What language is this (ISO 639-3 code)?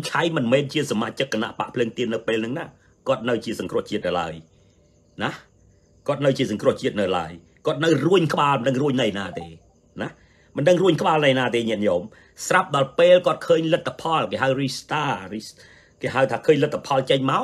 tha